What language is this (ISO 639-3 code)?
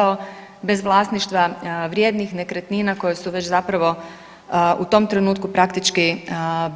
hrv